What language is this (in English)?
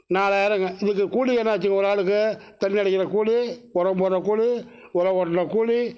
Tamil